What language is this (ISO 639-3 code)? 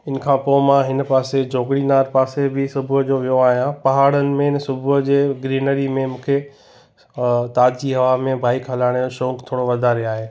snd